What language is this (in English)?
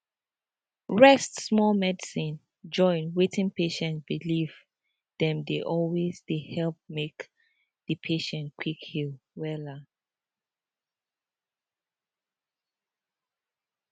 Nigerian Pidgin